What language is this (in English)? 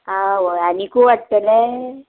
Konkani